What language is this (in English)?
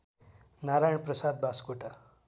Nepali